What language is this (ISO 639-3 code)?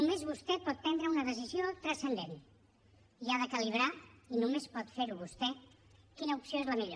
cat